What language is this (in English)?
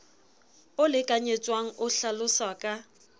Southern Sotho